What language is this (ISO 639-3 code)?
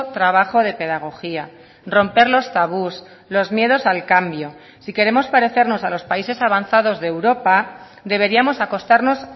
spa